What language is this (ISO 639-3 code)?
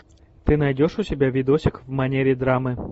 rus